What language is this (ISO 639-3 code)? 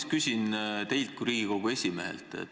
est